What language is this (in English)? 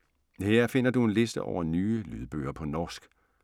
Danish